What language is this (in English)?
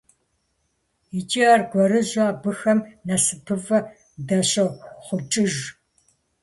Kabardian